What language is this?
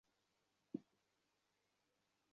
Bangla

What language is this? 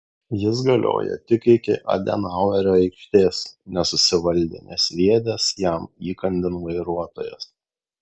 Lithuanian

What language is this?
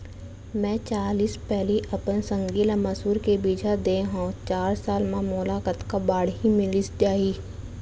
Chhattisgarhi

